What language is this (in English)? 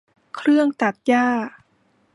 Thai